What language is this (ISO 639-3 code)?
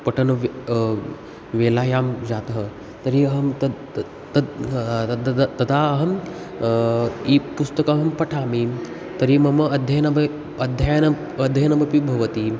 san